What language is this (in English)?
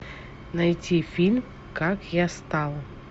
Russian